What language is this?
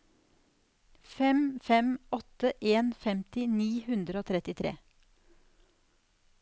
Norwegian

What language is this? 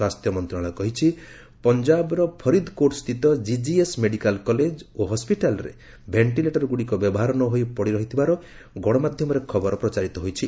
Odia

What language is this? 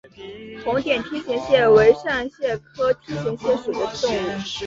Chinese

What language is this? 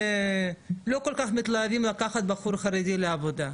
Hebrew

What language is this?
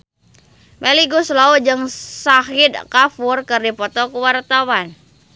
Sundanese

